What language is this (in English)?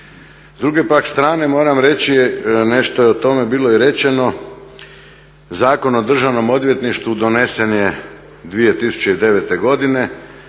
Croatian